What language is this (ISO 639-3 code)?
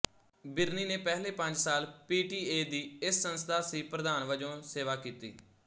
pan